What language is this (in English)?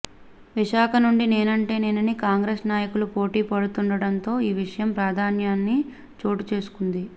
Telugu